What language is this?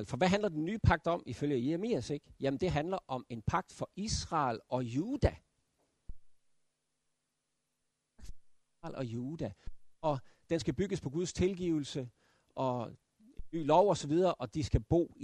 Danish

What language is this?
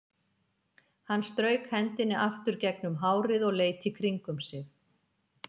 Icelandic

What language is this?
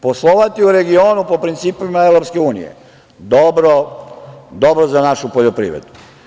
Serbian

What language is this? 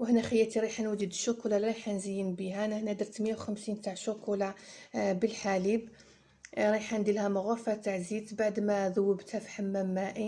Arabic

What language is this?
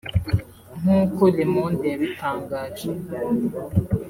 Kinyarwanda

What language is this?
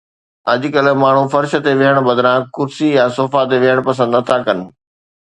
Sindhi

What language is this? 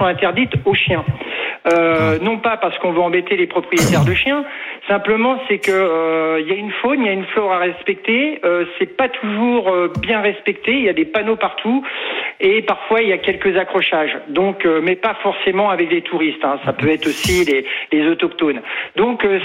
French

